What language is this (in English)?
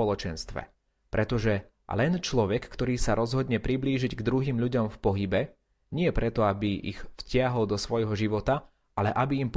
Slovak